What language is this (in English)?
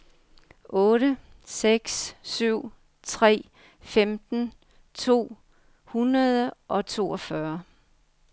Danish